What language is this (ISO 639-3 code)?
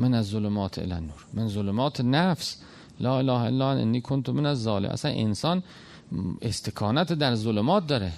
fas